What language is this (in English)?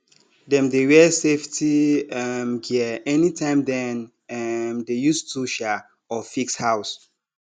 Nigerian Pidgin